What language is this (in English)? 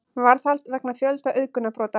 Icelandic